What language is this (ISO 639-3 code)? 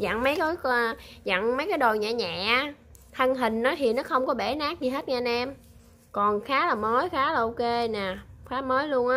vie